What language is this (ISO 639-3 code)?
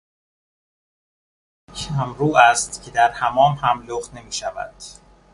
fas